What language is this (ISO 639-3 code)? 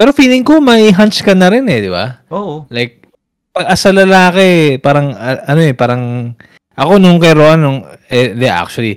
fil